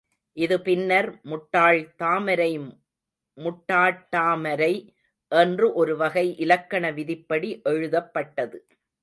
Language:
Tamil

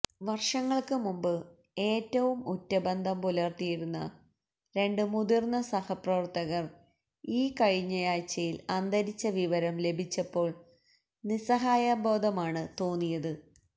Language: Malayalam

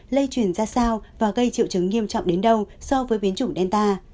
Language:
Vietnamese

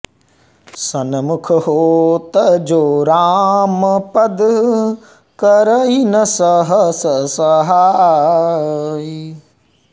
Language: Sanskrit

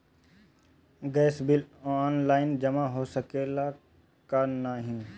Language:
Bhojpuri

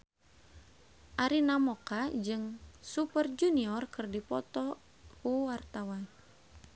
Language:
Sundanese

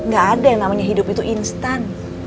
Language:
Indonesian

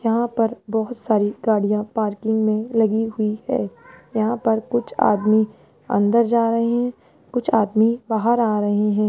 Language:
Hindi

